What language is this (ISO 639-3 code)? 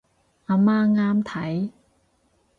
yue